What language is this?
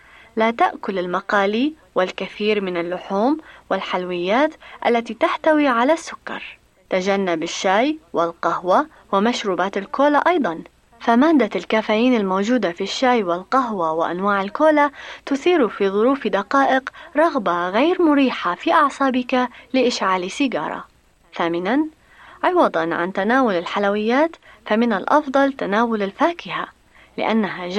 Arabic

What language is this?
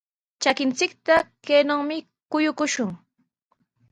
Sihuas Ancash Quechua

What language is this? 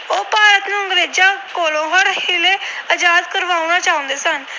Punjabi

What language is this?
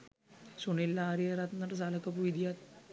Sinhala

